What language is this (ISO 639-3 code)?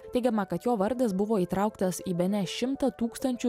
lit